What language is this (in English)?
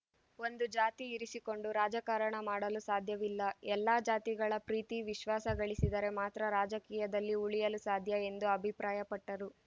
Kannada